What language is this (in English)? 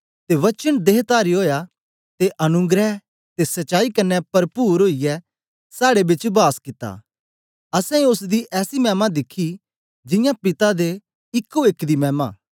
Dogri